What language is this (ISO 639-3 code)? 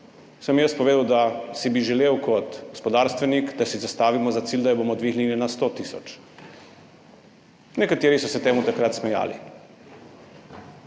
slv